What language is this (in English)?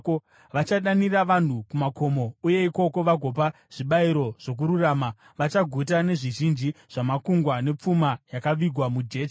Shona